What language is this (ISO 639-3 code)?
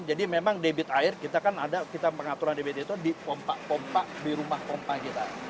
ind